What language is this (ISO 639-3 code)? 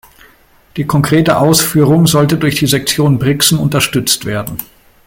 deu